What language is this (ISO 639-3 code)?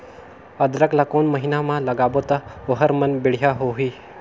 hne